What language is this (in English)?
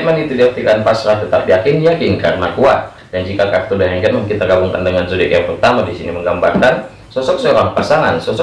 Indonesian